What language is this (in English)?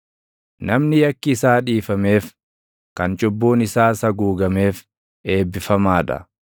Oromo